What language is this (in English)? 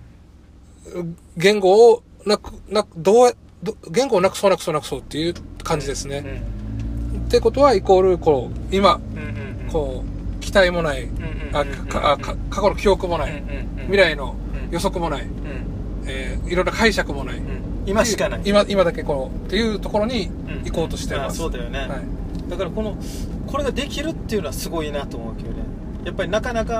Japanese